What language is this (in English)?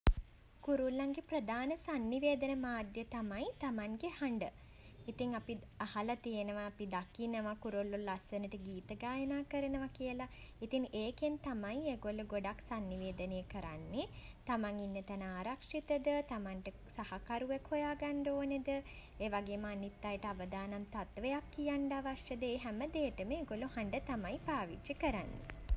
Sinhala